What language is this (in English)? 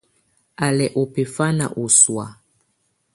Tunen